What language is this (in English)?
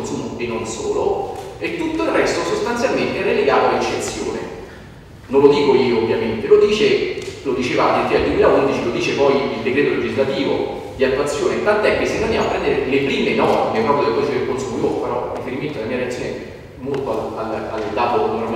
Italian